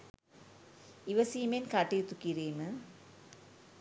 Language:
Sinhala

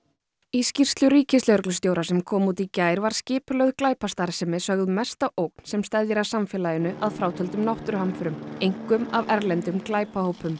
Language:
Icelandic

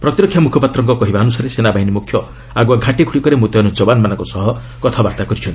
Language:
Odia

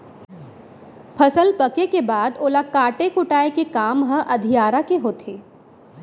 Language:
Chhattisgarhi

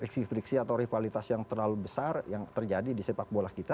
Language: Indonesian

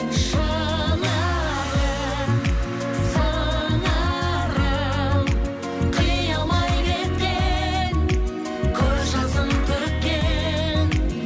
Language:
Kazakh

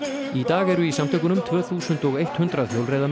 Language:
Icelandic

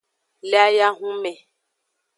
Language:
Aja (Benin)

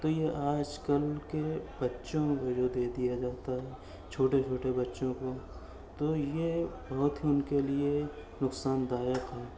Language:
Urdu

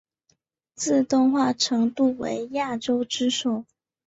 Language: Chinese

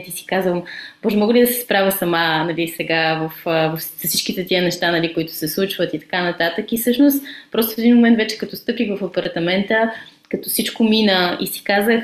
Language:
Bulgarian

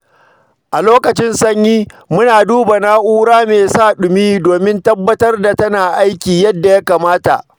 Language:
Hausa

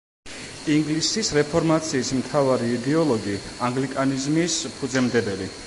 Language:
Georgian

